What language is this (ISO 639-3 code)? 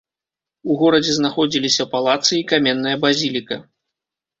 bel